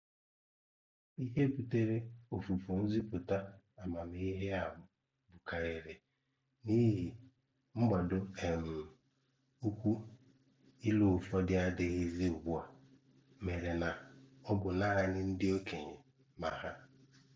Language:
Igbo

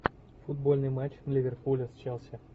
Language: Russian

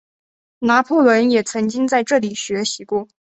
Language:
Chinese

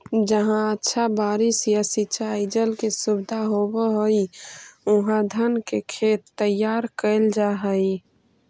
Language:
Magahi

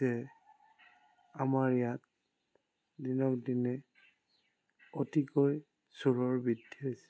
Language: Assamese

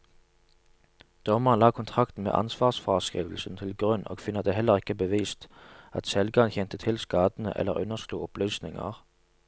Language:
Norwegian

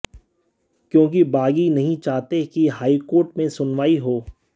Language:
Hindi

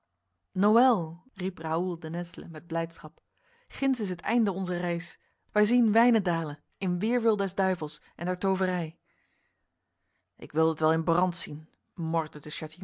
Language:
Dutch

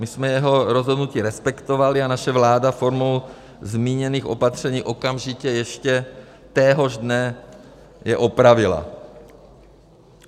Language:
Czech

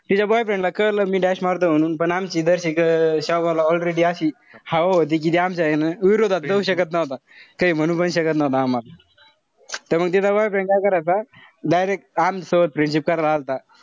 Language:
Marathi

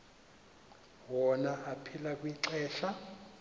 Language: Xhosa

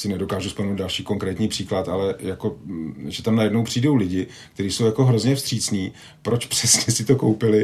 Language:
Czech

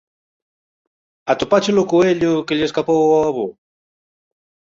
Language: Galician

